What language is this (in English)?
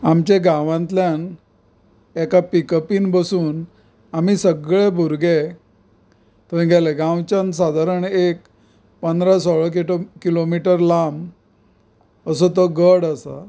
Konkani